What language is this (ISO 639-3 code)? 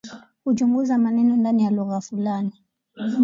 swa